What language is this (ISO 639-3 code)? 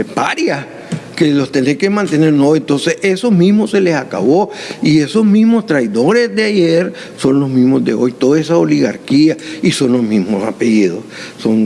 spa